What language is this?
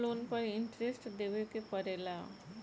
Bhojpuri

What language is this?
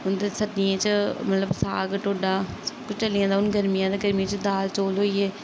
Dogri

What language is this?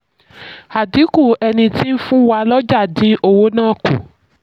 Yoruba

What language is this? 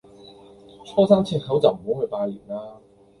Cantonese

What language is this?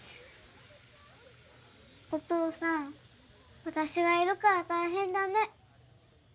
Japanese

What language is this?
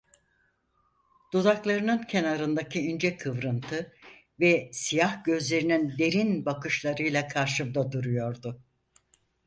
Turkish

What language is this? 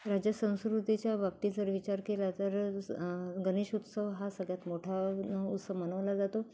Marathi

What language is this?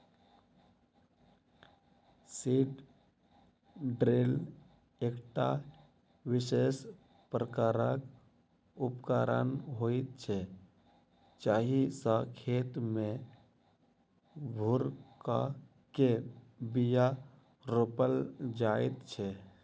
Maithili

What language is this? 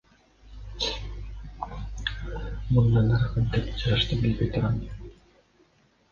Kyrgyz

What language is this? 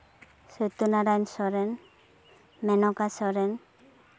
Santali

